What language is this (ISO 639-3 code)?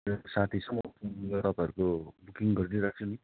nep